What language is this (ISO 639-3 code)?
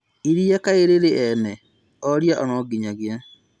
kik